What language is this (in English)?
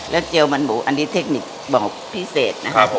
Thai